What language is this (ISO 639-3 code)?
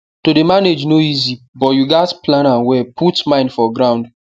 pcm